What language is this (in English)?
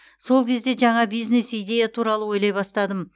Kazakh